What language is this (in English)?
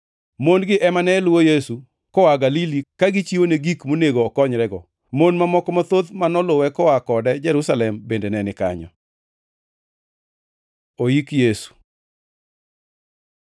Luo (Kenya and Tanzania)